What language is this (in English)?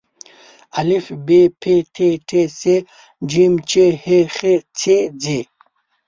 Pashto